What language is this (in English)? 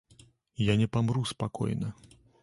Belarusian